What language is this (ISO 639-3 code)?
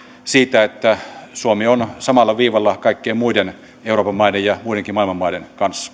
fin